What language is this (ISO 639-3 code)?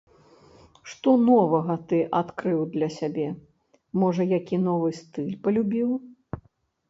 bel